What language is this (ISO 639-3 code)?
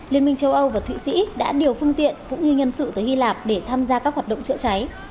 vie